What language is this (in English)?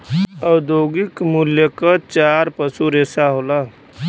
Bhojpuri